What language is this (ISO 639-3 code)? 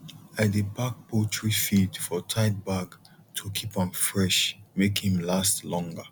pcm